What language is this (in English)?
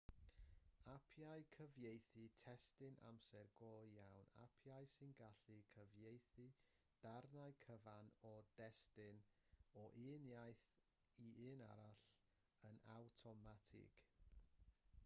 Welsh